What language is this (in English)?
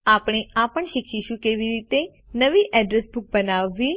Gujarati